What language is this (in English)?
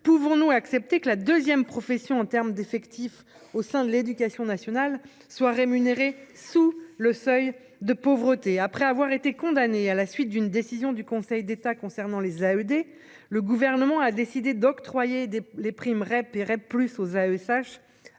French